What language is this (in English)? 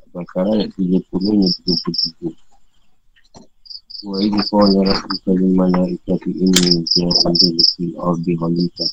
Malay